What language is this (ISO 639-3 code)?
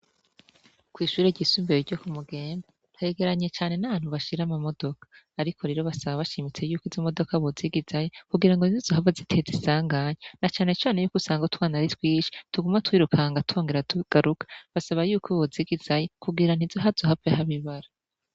run